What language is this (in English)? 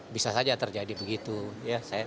Indonesian